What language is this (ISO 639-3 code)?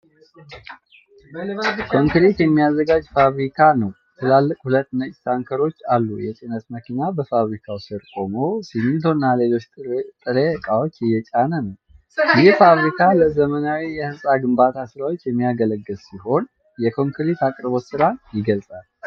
amh